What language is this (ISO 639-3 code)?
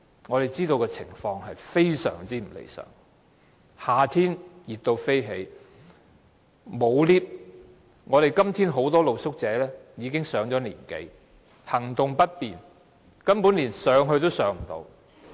yue